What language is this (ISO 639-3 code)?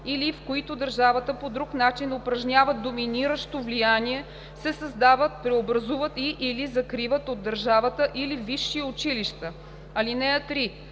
bul